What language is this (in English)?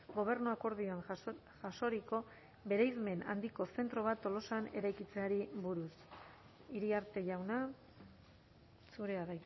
Basque